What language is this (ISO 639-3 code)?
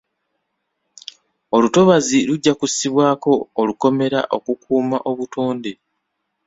lug